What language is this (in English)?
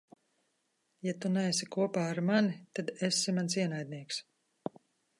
Latvian